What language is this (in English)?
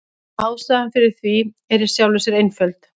Icelandic